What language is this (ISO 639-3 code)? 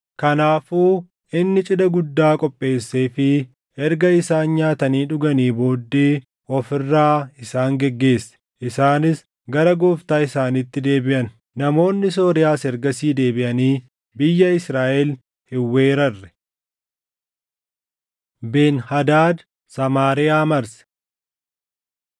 orm